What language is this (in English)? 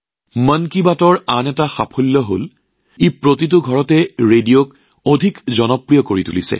Assamese